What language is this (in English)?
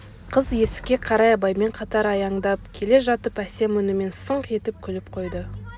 Kazakh